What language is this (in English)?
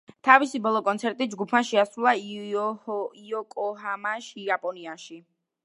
Georgian